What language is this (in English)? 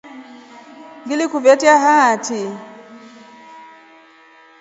Rombo